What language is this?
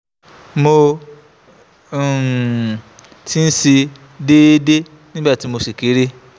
Yoruba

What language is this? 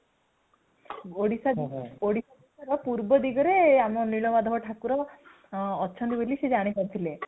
Odia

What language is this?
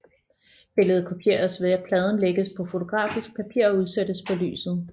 Danish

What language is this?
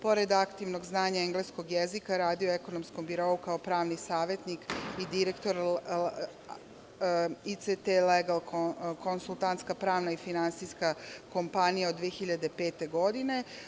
Serbian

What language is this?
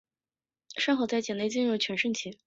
Chinese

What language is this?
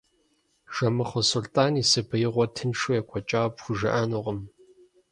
Kabardian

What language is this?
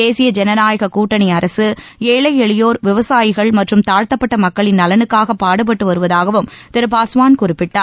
Tamil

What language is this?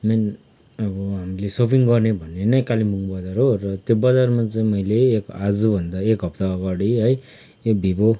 Nepali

